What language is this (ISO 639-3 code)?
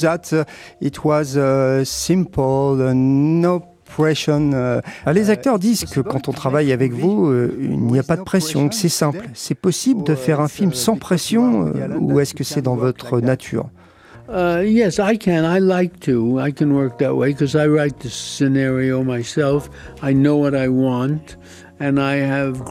fra